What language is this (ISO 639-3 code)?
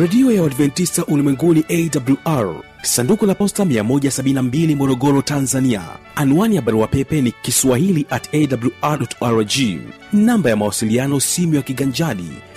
swa